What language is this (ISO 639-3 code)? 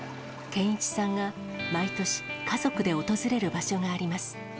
jpn